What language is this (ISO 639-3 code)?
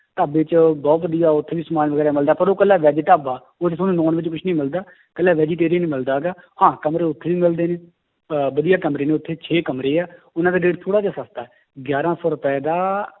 pan